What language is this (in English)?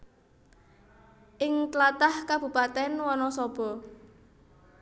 Javanese